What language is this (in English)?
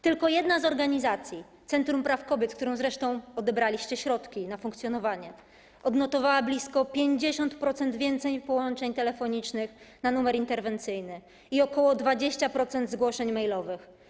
Polish